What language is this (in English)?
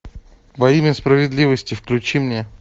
Russian